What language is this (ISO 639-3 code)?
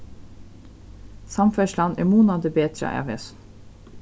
fao